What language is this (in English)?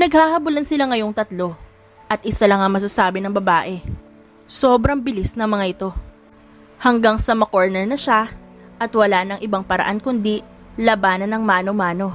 Filipino